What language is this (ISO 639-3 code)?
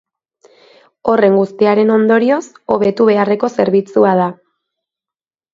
eus